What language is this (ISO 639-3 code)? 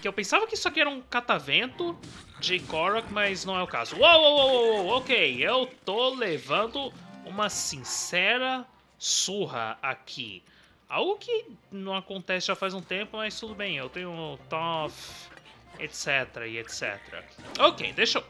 por